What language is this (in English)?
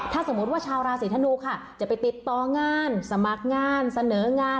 Thai